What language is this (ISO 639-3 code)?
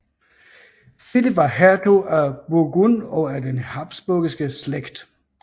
dan